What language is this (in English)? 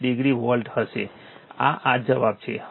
Gujarati